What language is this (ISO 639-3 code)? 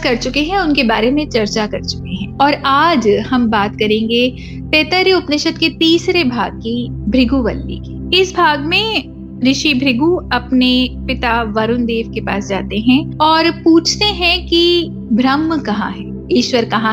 hin